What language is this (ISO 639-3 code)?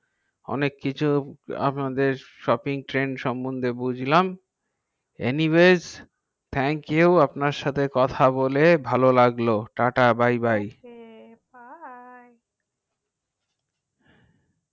ben